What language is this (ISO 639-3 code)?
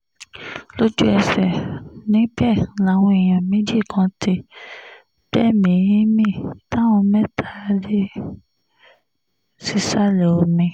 yor